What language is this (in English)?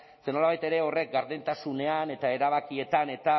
Basque